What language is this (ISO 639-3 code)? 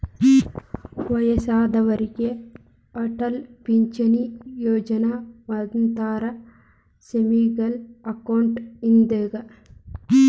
kan